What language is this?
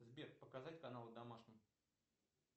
Russian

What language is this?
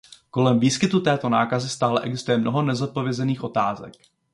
Czech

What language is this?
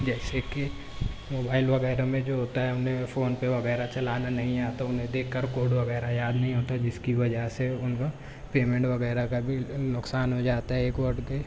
Urdu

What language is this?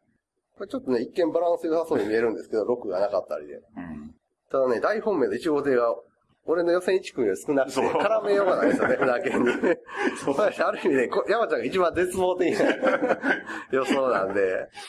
Japanese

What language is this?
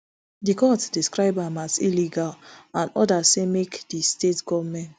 Nigerian Pidgin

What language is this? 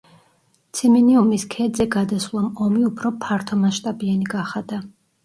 Georgian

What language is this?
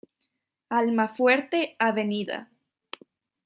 Spanish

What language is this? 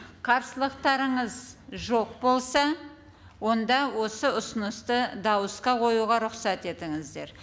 Kazakh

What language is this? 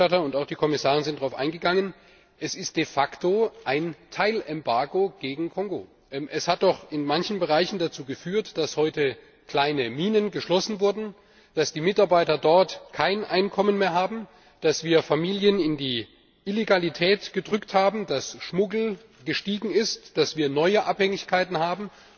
German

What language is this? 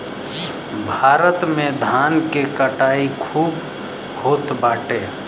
Bhojpuri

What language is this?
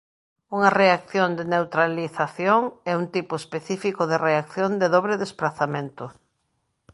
Galician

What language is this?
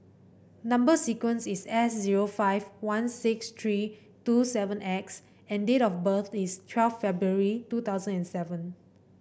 English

